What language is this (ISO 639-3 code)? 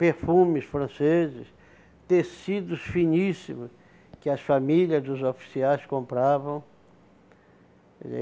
por